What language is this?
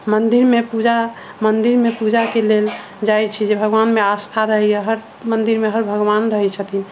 Maithili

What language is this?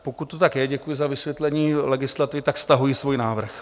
Czech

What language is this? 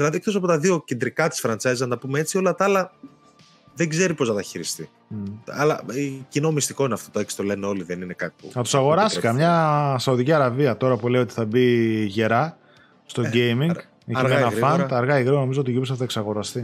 Greek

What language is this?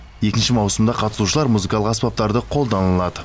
Kazakh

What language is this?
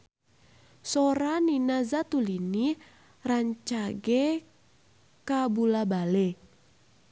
Sundanese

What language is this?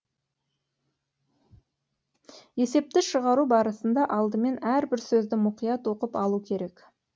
Kazakh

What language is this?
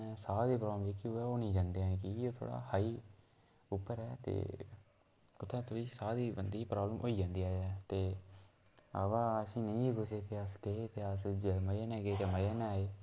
Dogri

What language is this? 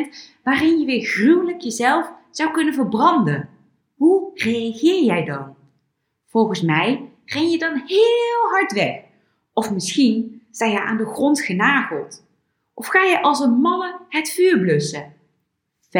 Dutch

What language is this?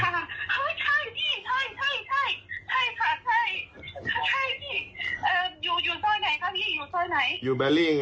Thai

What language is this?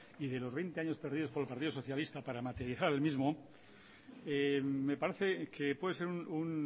Spanish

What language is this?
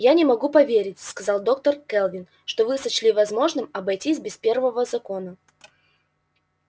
Russian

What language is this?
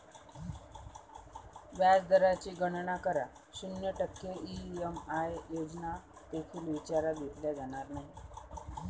Marathi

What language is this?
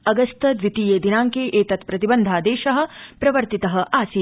Sanskrit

